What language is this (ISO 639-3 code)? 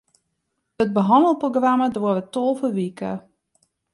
fry